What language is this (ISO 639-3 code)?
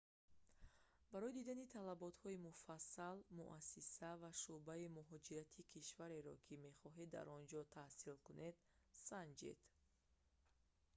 tgk